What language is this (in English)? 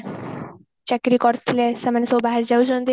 Odia